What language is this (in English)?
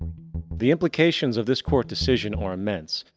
English